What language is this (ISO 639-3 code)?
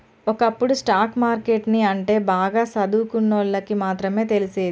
tel